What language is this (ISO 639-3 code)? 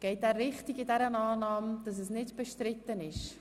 gsw